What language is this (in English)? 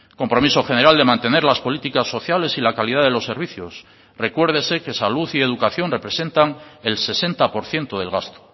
Spanish